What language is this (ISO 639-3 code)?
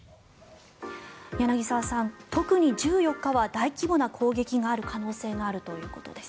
jpn